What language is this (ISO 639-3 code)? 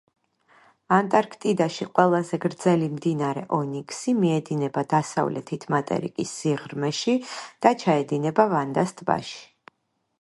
kat